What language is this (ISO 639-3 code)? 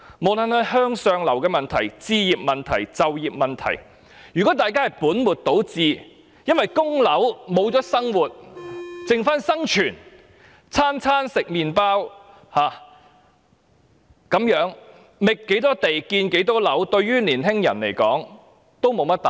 yue